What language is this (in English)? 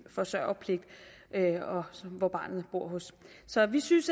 Danish